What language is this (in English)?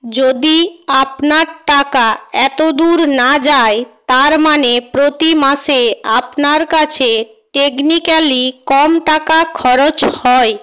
Bangla